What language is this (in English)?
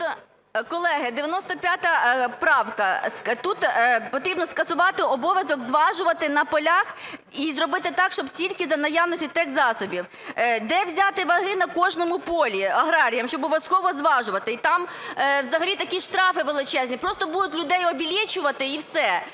Ukrainian